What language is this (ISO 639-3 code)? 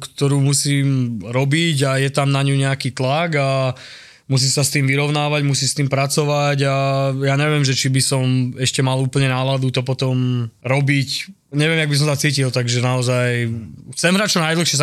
slk